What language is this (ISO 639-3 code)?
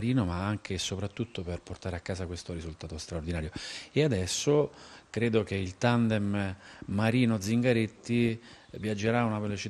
ita